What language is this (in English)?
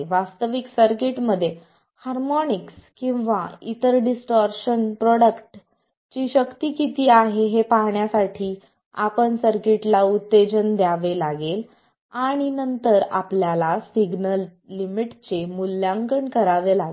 Marathi